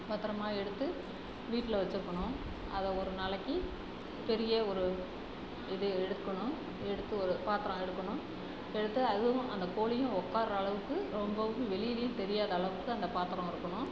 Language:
Tamil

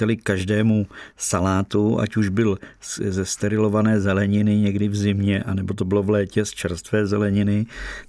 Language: Czech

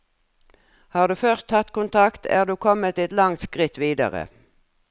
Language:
Norwegian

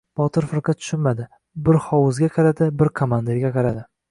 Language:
Uzbek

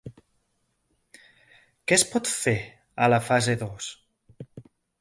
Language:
Catalan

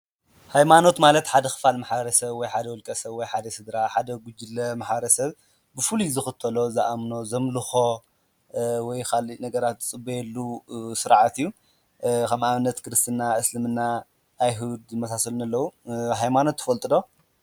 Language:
Tigrinya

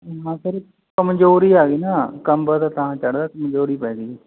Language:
Punjabi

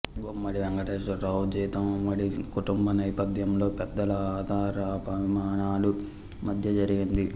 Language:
Telugu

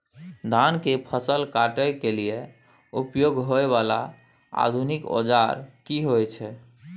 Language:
Maithili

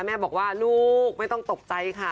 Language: Thai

